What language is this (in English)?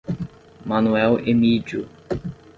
Portuguese